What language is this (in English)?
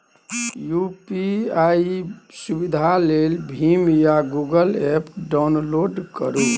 Maithili